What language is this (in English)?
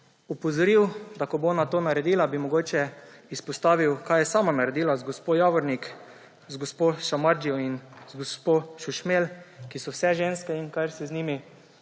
Slovenian